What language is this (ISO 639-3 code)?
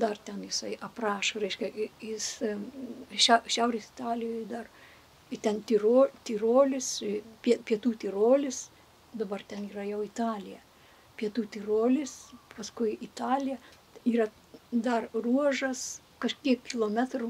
lit